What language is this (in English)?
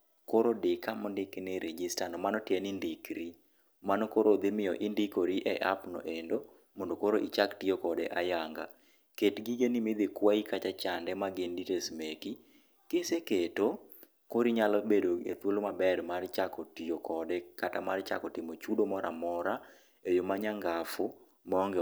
Luo (Kenya and Tanzania)